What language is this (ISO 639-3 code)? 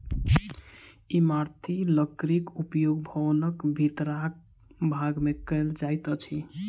mai